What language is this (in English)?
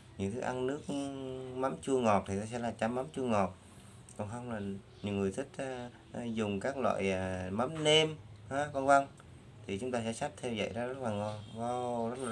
Vietnamese